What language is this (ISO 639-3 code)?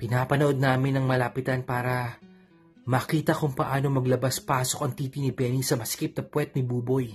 fil